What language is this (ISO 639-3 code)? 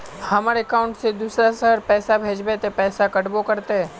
mag